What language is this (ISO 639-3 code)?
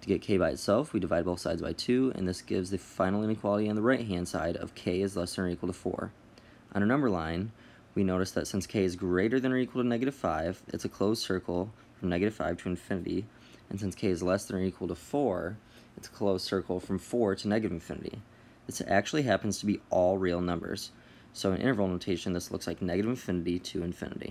eng